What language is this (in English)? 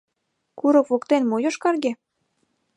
Mari